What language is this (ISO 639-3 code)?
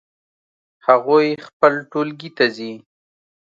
pus